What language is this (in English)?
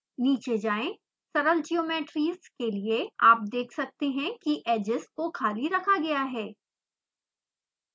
Hindi